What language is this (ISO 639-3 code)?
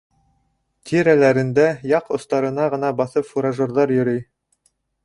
bak